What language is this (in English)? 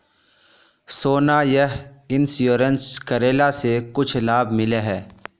Magahi